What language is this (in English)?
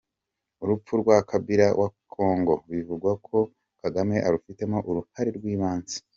Kinyarwanda